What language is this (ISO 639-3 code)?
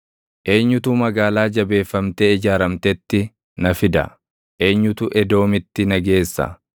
orm